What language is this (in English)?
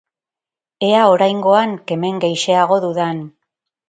Basque